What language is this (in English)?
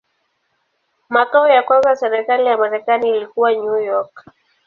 Swahili